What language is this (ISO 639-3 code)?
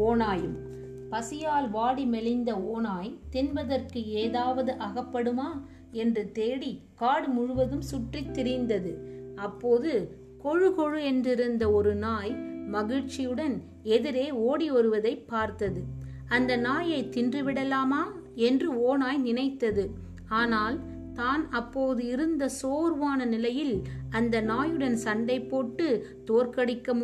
tam